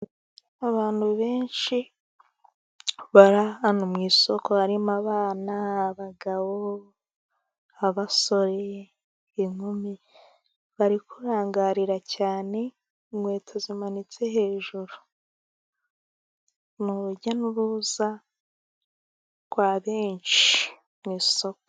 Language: Kinyarwanda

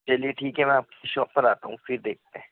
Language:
Urdu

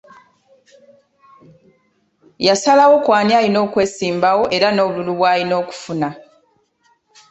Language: Ganda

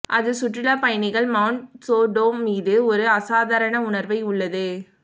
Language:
Tamil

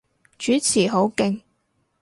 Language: Cantonese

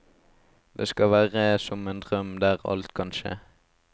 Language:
Norwegian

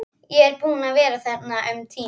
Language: Icelandic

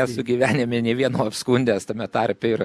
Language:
Lithuanian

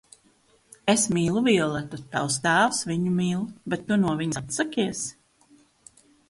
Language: Latvian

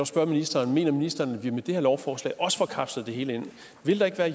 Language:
Danish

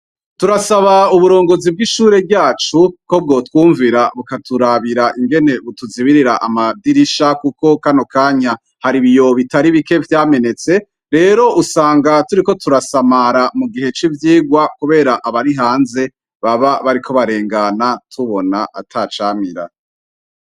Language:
Rundi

